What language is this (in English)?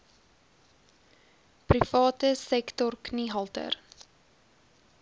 Afrikaans